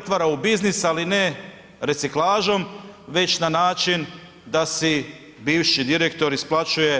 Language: Croatian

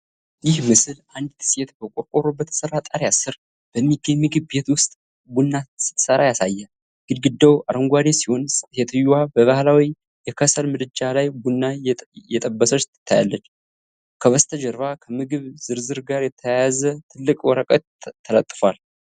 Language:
Amharic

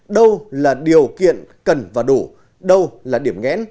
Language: Vietnamese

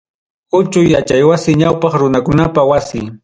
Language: Ayacucho Quechua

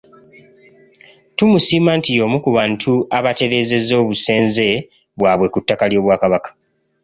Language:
Ganda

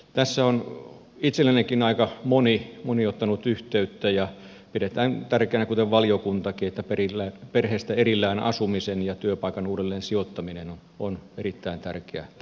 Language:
Finnish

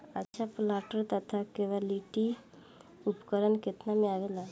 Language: Bhojpuri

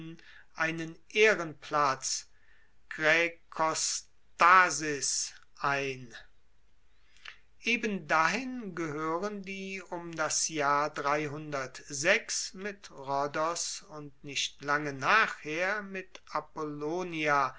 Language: German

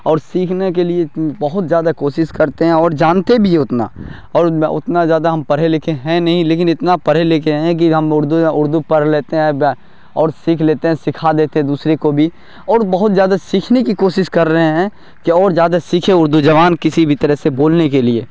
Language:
Urdu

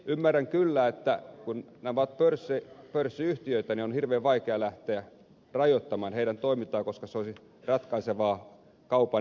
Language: Finnish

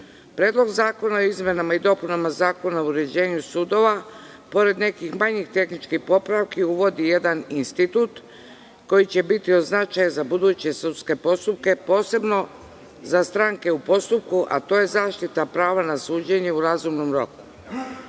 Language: Serbian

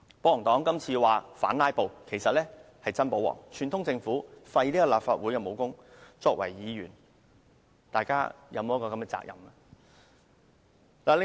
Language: Cantonese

